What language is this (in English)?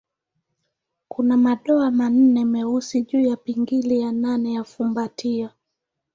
Swahili